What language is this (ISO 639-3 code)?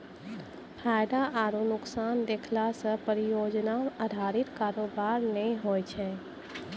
mai